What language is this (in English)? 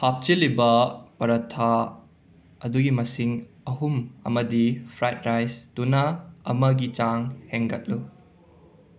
Manipuri